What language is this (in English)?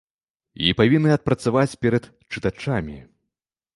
Belarusian